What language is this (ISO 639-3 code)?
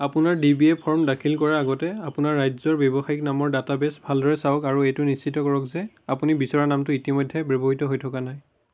asm